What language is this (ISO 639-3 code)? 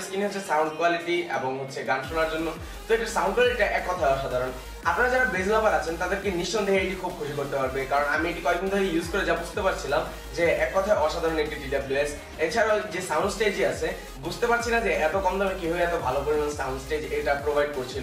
ron